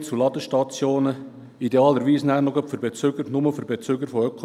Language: Swiss German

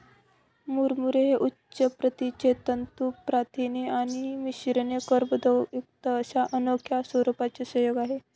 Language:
Marathi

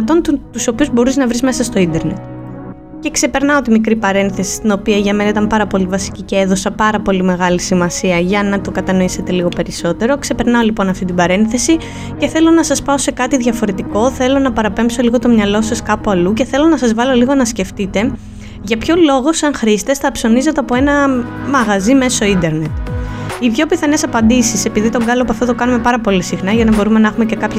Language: Greek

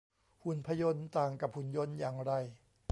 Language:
Thai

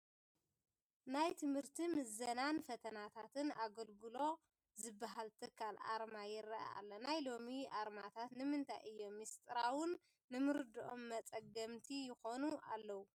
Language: Tigrinya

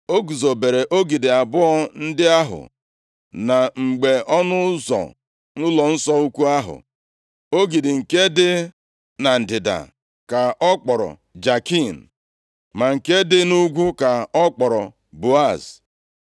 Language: Igbo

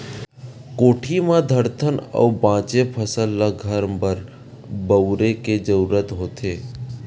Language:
Chhattisgarhi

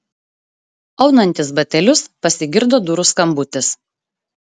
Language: Lithuanian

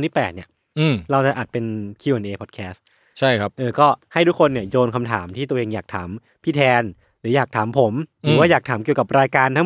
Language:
Thai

